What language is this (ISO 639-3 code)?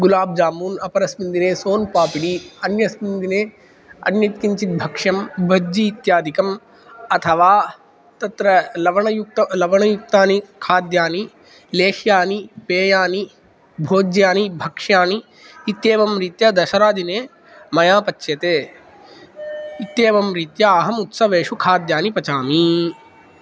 san